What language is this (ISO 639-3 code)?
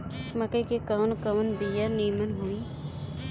bho